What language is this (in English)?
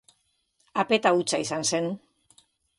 Basque